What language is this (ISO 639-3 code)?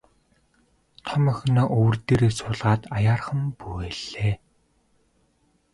mon